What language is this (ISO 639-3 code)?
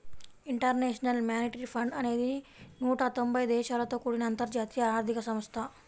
tel